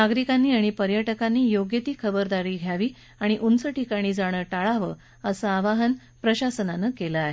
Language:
Marathi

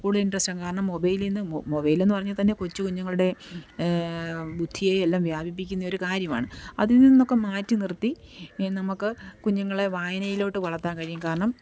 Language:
Malayalam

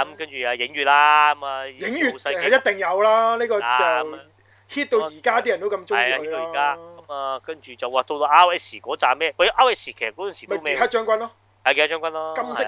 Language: Chinese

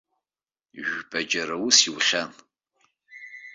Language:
Abkhazian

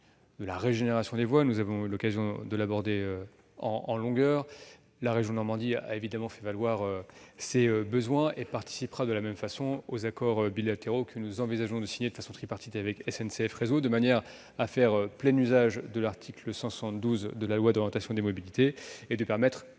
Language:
French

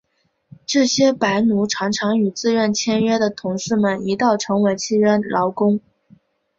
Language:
Chinese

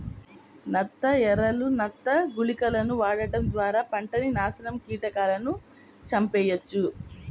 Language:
Telugu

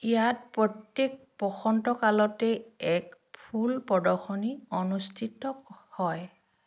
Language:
Assamese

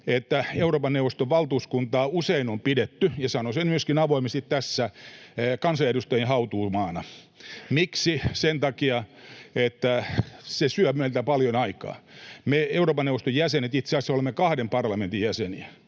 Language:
Finnish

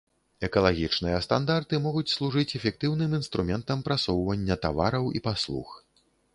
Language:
Belarusian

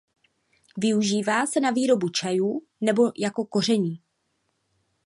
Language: Czech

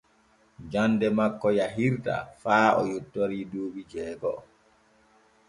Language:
Borgu Fulfulde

